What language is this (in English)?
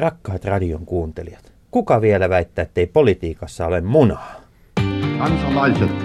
Finnish